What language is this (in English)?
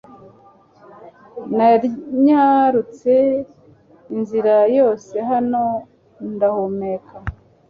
Kinyarwanda